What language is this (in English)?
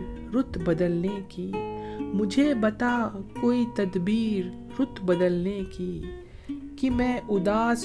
Urdu